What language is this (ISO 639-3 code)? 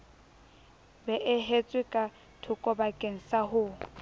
sot